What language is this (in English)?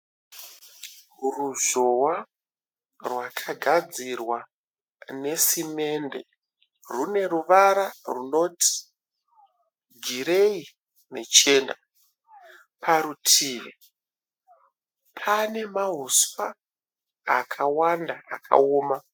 Shona